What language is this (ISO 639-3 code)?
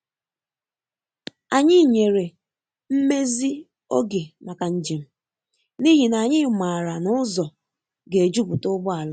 ibo